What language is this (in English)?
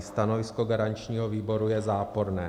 Czech